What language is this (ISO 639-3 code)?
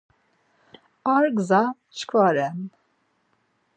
lzz